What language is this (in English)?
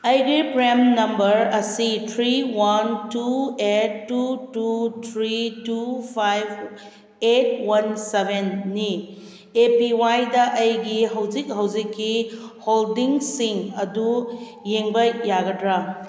Manipuri